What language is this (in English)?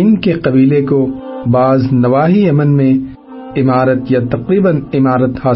Urdu